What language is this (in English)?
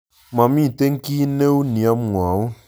Kalenjin